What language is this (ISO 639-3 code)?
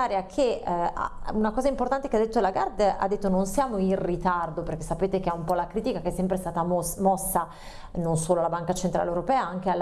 ita